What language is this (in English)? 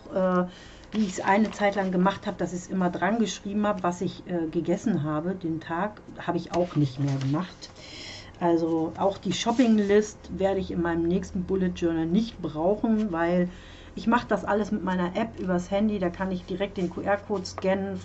German